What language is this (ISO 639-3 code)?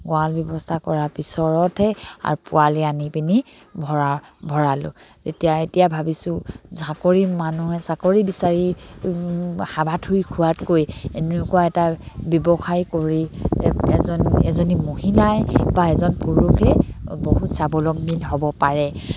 asm